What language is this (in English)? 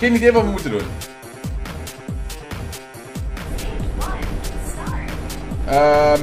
Dutch